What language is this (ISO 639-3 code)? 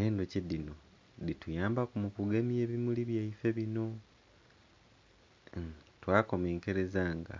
xog